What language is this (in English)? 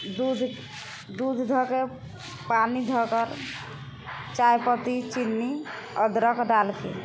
Maithili